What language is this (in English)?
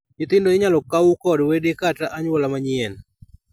Luo (Kenya and Tanzania)